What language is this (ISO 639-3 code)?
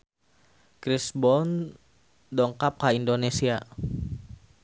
sun